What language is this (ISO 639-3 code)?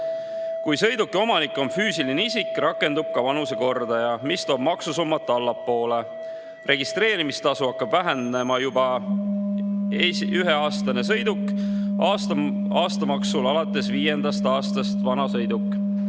est